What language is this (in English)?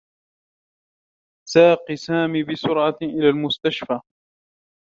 Arabic